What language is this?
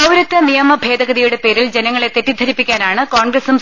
Malayalam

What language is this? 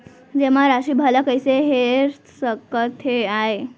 Chhattisgarhi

